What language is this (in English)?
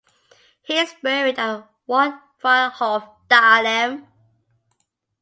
English